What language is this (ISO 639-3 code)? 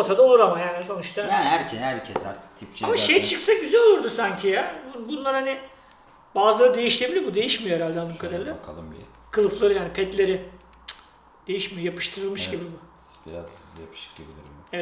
tur